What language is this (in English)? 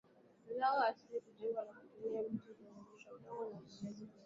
Swahili